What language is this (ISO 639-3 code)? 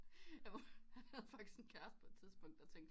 dan